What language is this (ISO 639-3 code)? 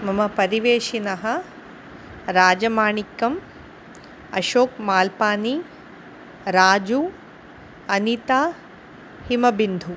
san